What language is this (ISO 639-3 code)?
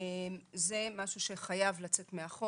heb